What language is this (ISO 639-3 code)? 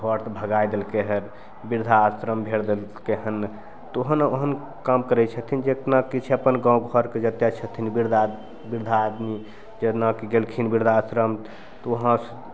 mai